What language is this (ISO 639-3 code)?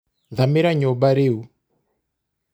kik